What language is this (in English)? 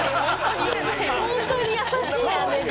Japanese